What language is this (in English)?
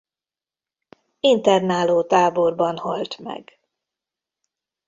Hungarian